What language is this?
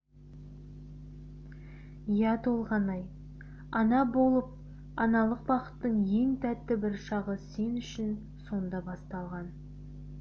Kazakh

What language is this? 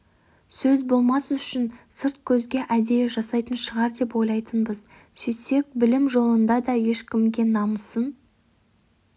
Kazakh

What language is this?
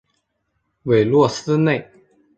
Chinese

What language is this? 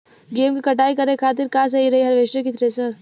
Bhojpuri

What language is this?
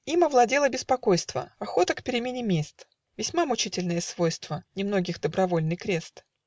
Russian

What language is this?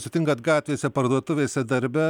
Lithuanian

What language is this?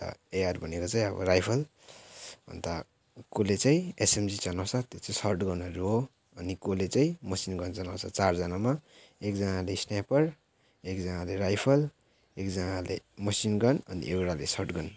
Nepali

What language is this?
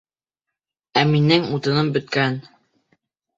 Bashkir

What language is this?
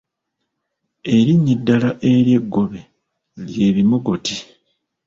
Ganda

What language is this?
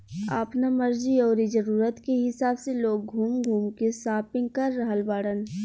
Bhojpuri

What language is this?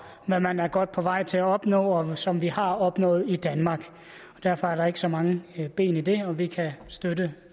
Danish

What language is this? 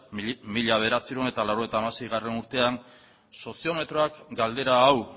Basque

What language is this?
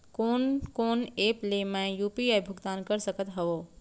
Chhattisgarhi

